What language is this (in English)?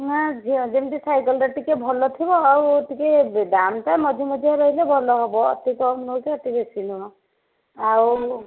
Odia